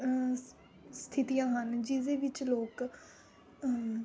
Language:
Punjabi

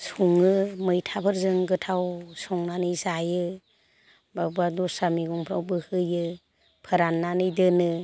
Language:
Bodo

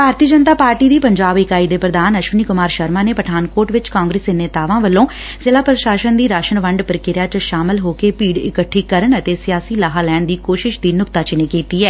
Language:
Punjabi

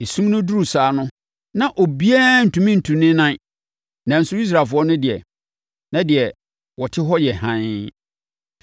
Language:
Akan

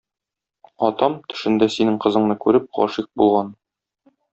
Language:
Tatar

